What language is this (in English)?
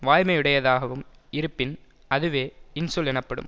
Tamil